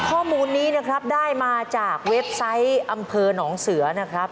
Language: Thai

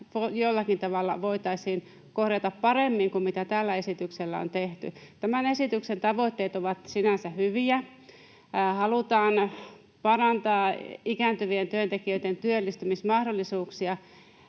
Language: Finnish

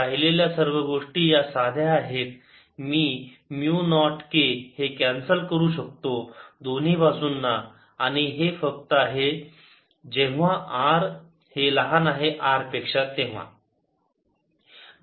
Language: Marathi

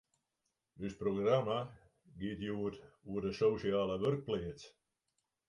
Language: Western Frisian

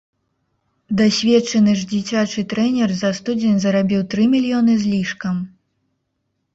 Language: Belarusian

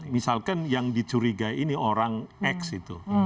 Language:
Indonesian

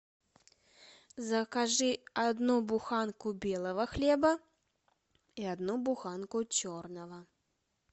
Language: Russian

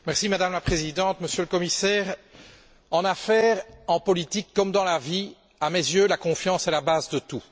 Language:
French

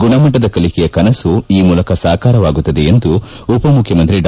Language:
Kannada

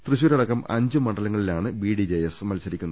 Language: Malayalam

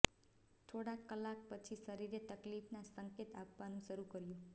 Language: Gujarati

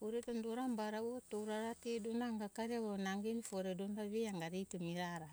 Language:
Hunjara-Kaina Ke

